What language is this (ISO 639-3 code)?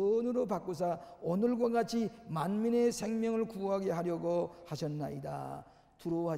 kor